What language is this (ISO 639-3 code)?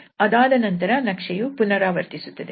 kan